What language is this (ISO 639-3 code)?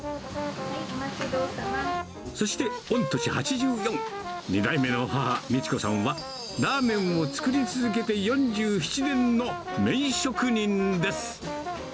jpn